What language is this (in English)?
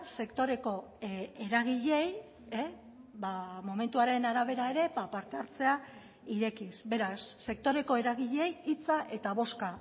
Basque